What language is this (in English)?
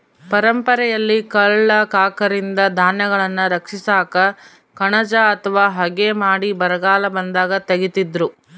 Kannada